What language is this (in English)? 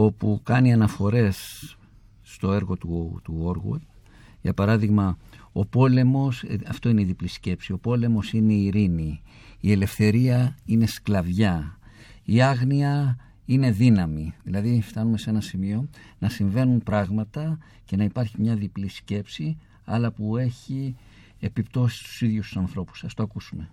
Greek